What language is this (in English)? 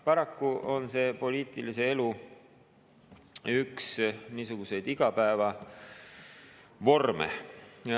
Estonian